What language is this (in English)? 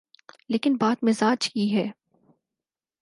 Urdu